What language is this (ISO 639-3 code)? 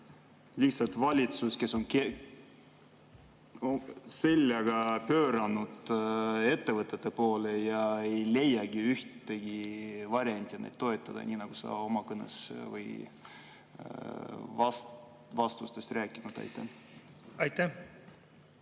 est